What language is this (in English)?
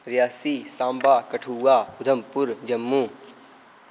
Dogri